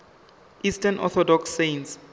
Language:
Venda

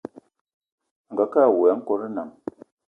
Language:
Eton (Cameroon)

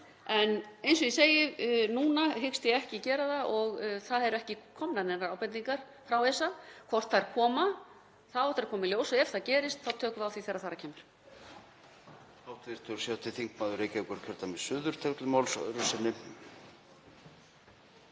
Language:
Icelandic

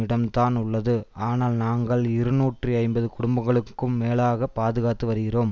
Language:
Tamil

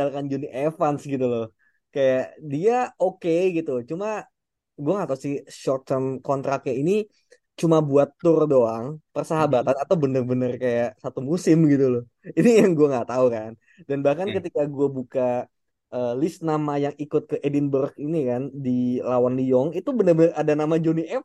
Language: Indonesian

